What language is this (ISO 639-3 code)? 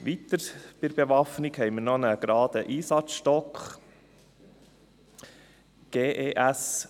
gsw